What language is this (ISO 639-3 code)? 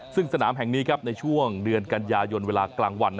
tha